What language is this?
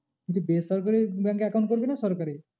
Bangla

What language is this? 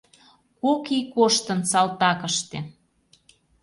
Mari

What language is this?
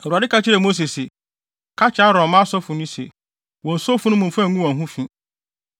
Akan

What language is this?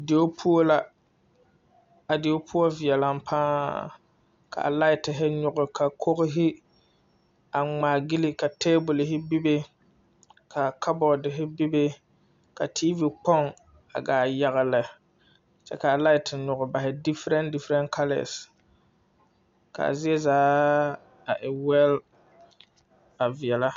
Southern Dagaare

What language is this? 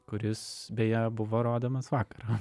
Lithuanian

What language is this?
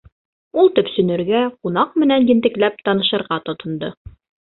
Bashkir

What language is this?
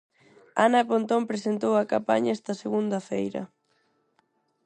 Galician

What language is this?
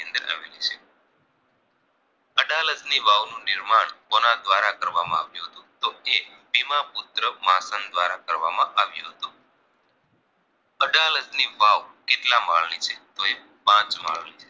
Gujarati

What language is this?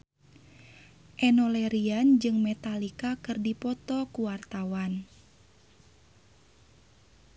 Sundanese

